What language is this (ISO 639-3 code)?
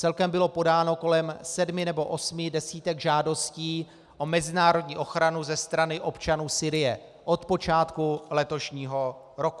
ces